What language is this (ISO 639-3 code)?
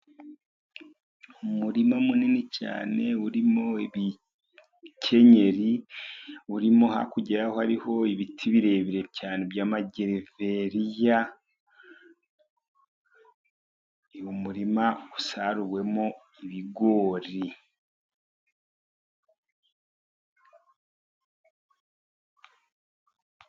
kin